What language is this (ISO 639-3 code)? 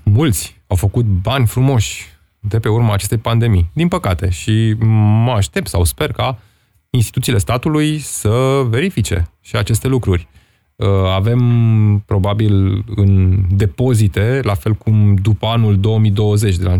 ron